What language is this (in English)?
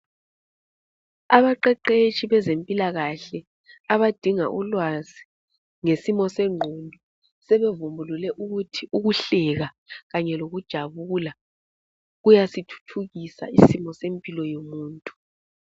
North Ndebele